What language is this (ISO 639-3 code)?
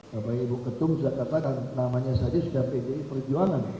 ind